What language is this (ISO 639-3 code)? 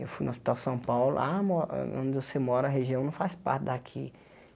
por